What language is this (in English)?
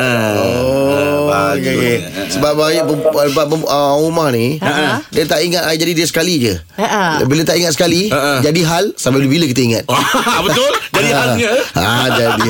Malay